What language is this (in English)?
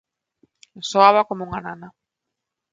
Galician